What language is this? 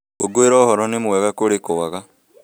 Kikuyu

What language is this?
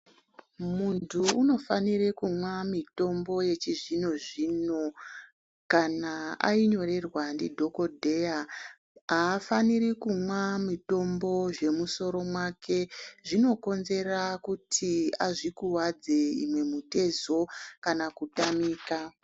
Ndau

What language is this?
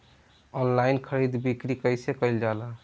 Bhojpuri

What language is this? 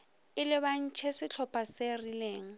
Northern Sotho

